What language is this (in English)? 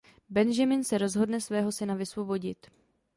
Czech